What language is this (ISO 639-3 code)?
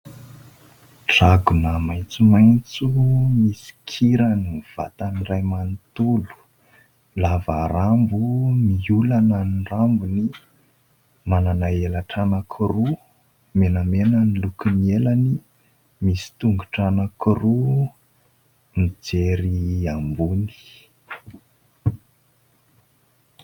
mlg